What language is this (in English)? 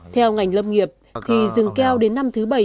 Vietnamese